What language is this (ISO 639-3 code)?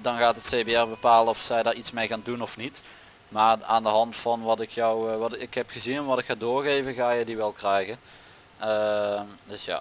nld